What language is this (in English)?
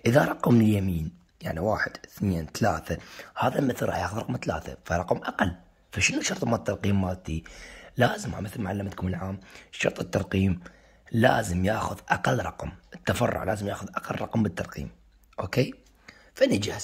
Arabic